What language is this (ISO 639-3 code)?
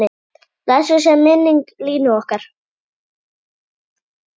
isl